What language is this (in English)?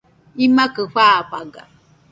Nüpode Huitoto